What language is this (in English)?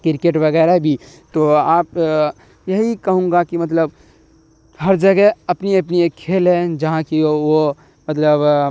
Urdu